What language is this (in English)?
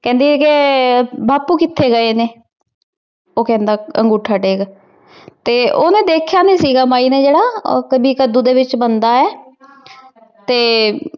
Punjabi